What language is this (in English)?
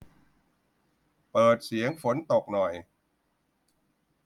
Thai